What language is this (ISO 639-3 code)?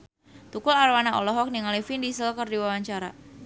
sun